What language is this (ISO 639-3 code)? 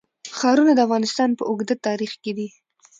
pus